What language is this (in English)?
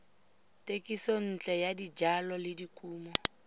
Tswana